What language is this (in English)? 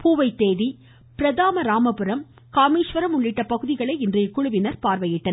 Tamil